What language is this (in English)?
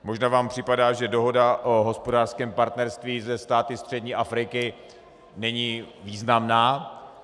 Czech